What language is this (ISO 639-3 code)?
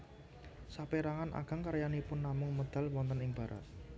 jav